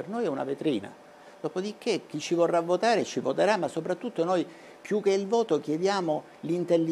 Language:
Italian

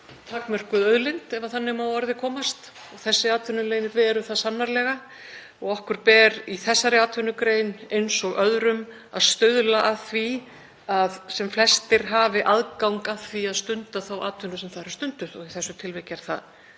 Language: Icelandic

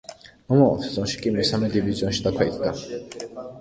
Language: Georgian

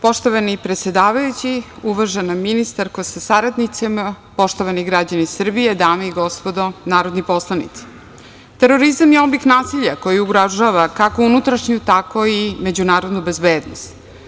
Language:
Serbian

